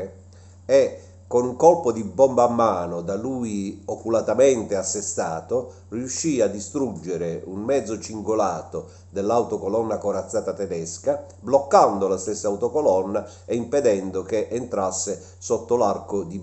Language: Italian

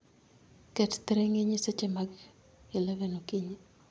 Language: Luo (Kenya and Tanzania)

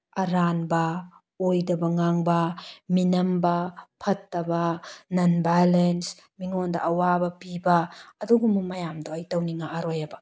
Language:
Manipuri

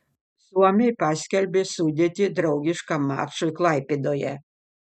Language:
Lithuanian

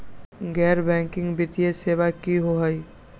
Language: Magahi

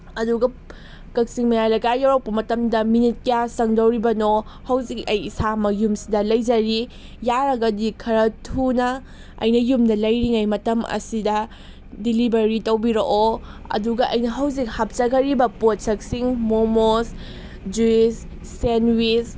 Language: Manipuri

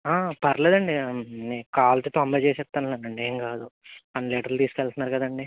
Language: Telugu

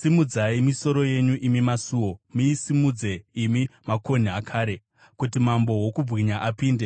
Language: Shona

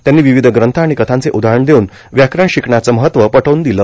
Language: Marathi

